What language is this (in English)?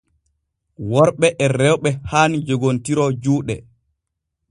Borgu Fulfulde